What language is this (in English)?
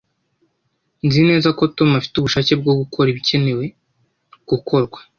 Kinyarwanda